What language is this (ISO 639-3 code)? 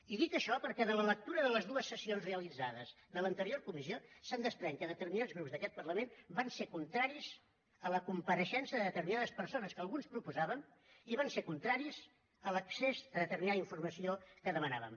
cat